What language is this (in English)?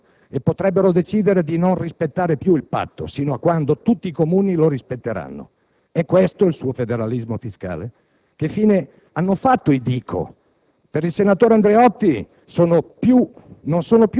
Italian